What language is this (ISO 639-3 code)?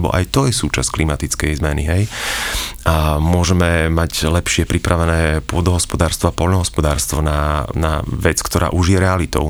slk